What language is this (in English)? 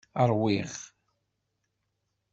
Kabyle